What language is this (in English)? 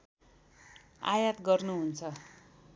Nepali